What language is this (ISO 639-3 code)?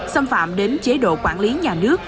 vie